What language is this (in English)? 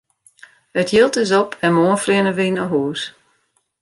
Western Frisian